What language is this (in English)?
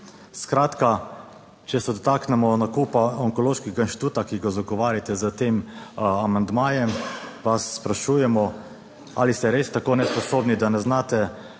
Slovenian